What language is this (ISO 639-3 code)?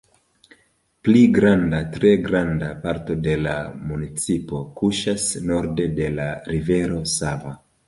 epo